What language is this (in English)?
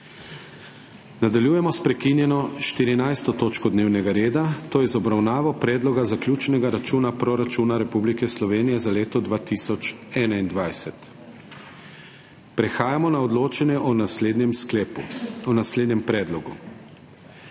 Slovenian